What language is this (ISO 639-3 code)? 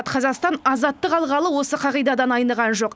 kaz